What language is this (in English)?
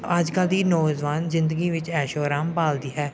Punjabi